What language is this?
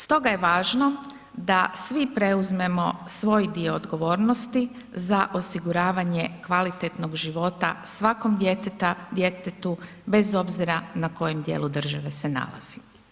Croatian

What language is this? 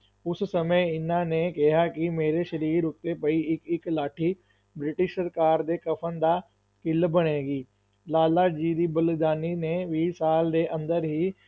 Punjabi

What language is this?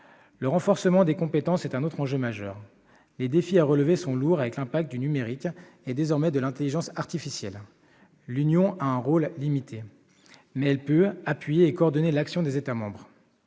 French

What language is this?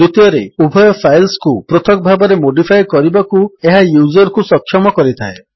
Odia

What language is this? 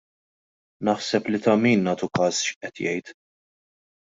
Maltese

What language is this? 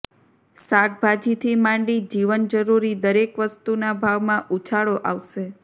Gujarati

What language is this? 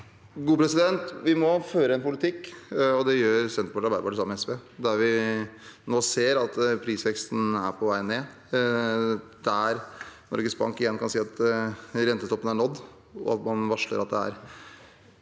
Norwegian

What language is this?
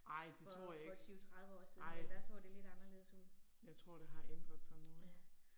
Danish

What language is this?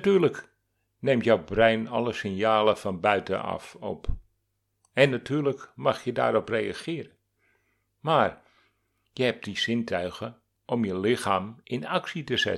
Dutch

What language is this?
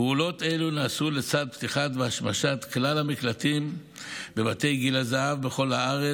Hebrew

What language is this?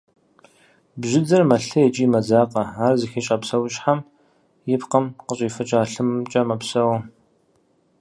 Kabardian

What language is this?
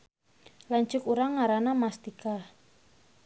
Sundanese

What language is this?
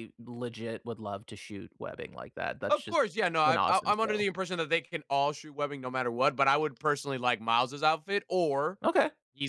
English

